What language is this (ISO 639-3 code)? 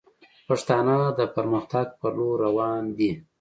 pus